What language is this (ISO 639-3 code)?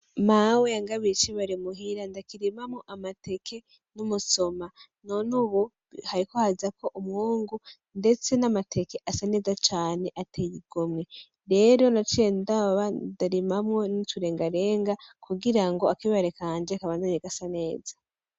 run